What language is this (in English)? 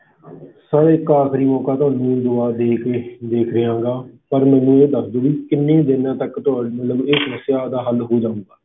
Punjabi